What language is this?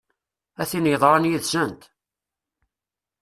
Kabyle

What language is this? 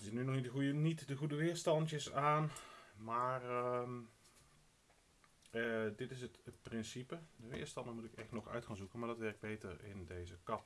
Dutch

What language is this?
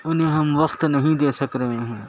Urdu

